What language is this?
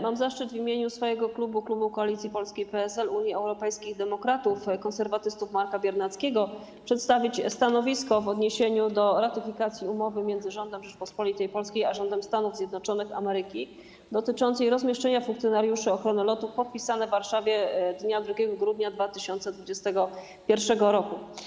Polish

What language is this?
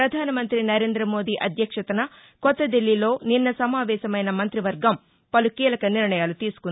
Telugu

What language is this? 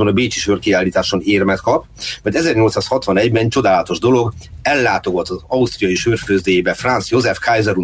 Hungarian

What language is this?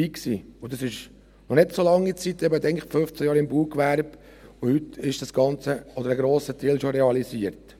Swiss German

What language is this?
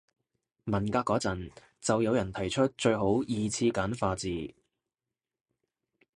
Cantonese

